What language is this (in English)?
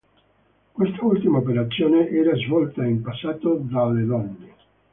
Italian